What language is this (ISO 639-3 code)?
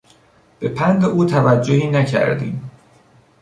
fas